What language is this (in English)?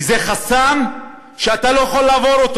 Hebrew